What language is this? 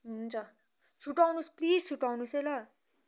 Nepali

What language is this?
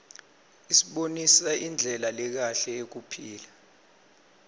Swati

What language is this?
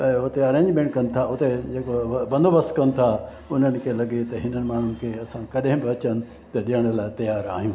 Sindhi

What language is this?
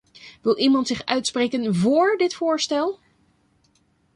Dutch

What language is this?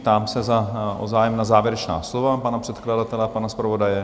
Czech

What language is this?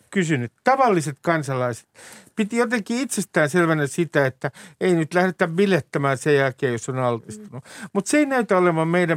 Finnish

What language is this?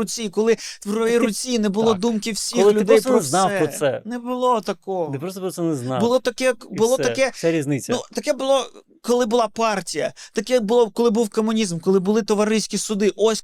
Ukrainian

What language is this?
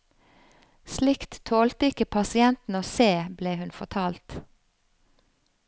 Norwegian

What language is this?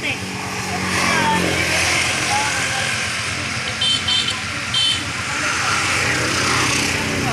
Thai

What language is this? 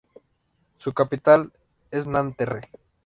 Spanish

